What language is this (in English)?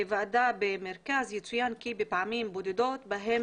Hebrew